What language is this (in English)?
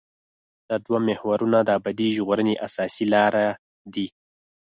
Pashto